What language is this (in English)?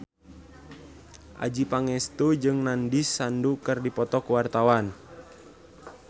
Sundanese